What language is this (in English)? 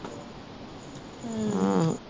Punjabi